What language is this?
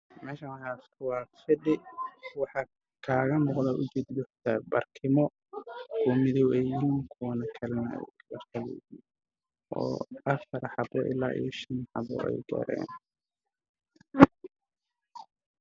Somali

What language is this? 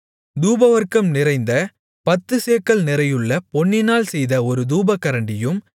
Tamil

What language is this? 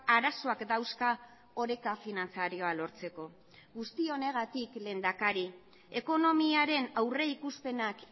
Basque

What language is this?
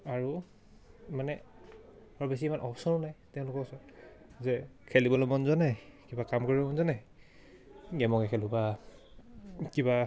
Assamese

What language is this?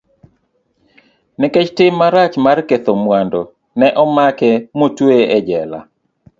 Luo (Kenya and Tanzania)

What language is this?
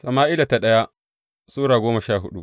Hausa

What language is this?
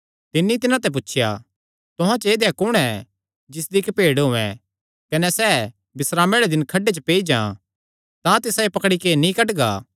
Kangri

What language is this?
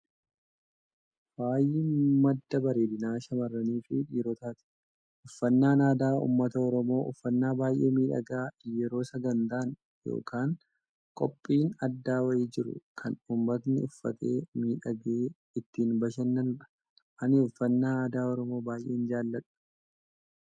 Oromo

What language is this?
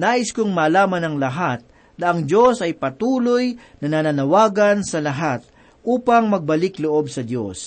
Filipino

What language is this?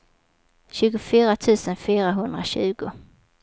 Swedish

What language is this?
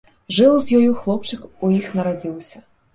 Belarusian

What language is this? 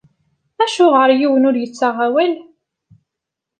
Kabyle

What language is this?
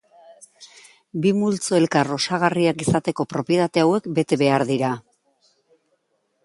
Basque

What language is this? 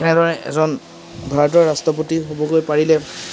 Assamese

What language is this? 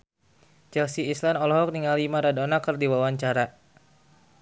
Sundanese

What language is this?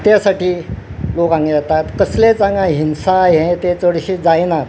Konkani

